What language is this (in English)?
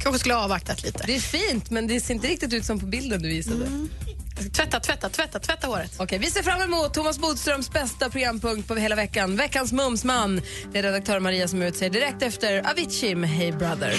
Swedish